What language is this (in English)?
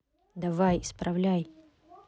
Russian